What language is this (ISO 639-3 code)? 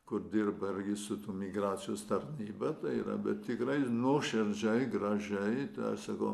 lit